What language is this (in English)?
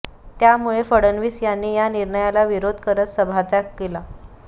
Marathi